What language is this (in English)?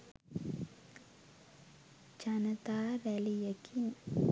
Sinhala